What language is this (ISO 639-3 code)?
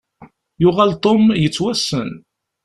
kab